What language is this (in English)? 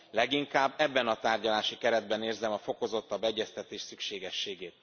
Hungarian